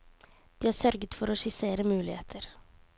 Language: Norwegian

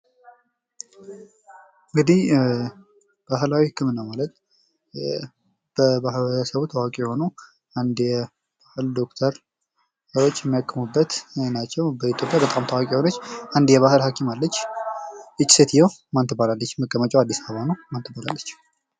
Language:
Amharic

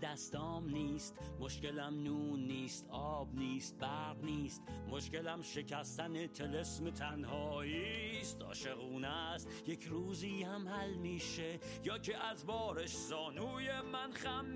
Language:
Persian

